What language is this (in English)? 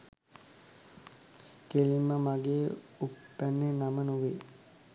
Sinhala